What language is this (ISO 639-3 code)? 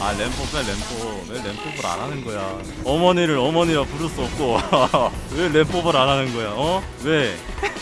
kor